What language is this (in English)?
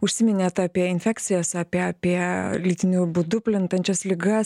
Lithuanian